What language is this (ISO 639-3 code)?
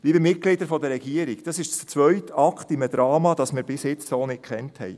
gsw